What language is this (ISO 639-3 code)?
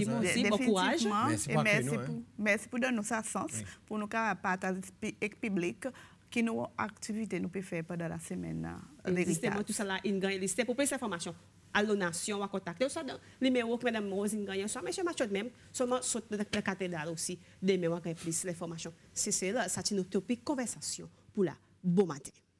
fra